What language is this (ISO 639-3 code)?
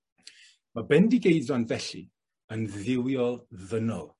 cym